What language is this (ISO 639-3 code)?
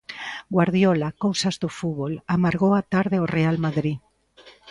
glg